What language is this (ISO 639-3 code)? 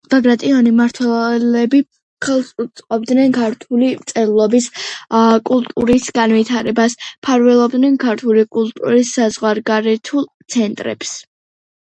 kat